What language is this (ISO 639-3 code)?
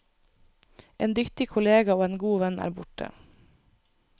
nor